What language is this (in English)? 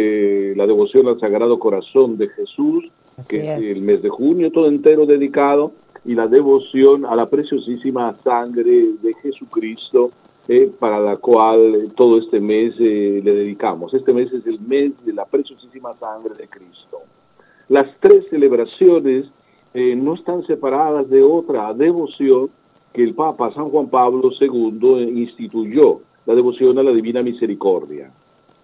Spanish